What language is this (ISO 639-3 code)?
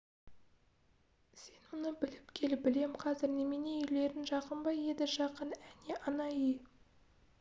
kaz